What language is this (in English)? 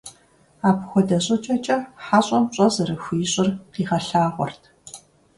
Kabardian